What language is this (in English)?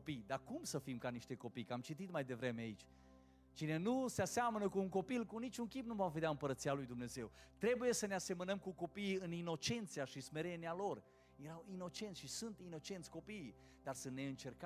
Romanian